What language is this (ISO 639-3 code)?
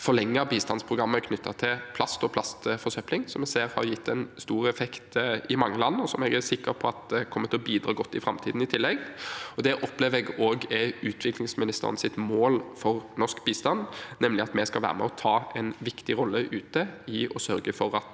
nor